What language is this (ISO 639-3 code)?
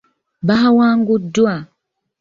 lug